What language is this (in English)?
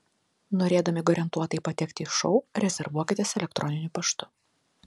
Lithuanian